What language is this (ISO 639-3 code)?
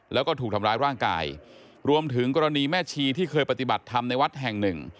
tha